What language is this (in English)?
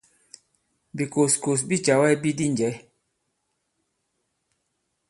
Bankon